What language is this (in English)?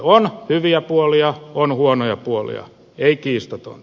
Finnish